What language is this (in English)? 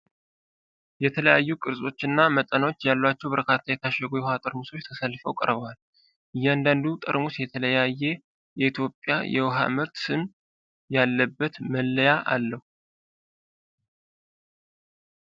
Amharic